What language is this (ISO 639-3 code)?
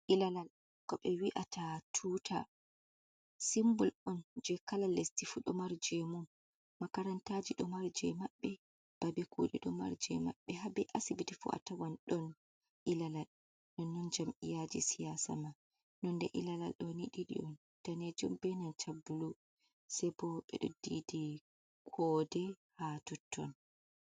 ful